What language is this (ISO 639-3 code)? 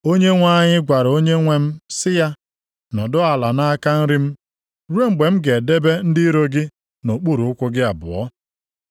ibo